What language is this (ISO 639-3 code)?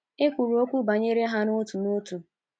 ibo